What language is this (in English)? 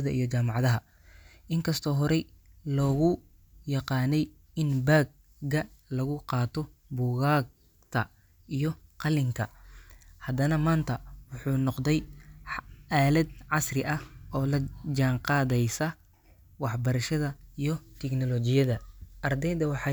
Somali